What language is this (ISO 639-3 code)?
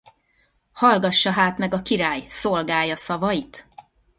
hun